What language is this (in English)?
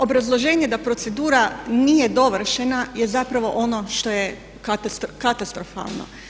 Croatian